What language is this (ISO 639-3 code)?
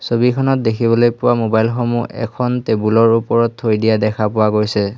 asm